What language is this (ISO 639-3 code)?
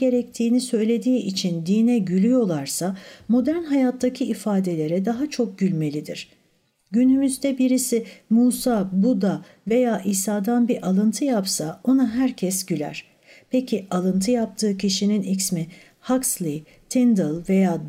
tur